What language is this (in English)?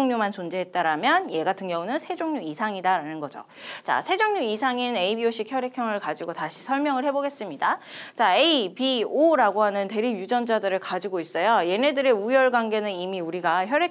Korean